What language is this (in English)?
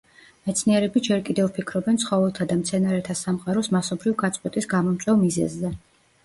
Georgian